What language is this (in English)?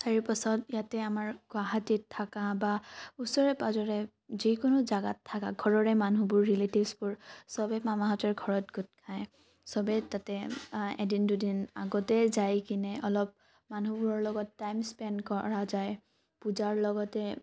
Assamese